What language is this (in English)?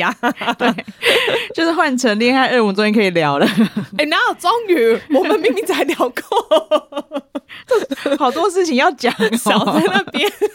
Chinese